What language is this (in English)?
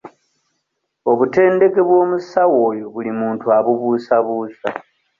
Ganda